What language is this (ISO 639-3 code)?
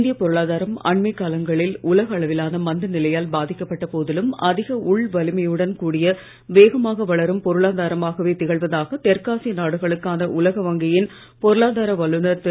tam